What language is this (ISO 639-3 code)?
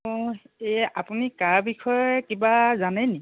asm